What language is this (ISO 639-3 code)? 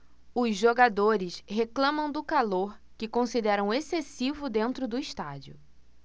por